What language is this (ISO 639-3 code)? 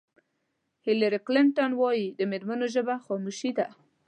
pus